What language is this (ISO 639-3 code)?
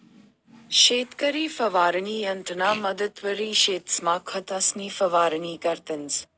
mar